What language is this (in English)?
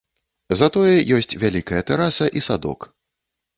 Belarusian